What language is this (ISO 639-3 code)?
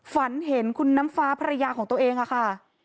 tha